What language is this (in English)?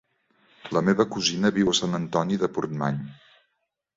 Catalan